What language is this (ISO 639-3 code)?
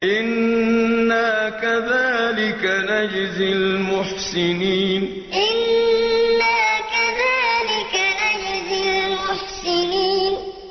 ara